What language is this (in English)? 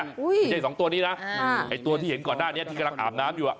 Thai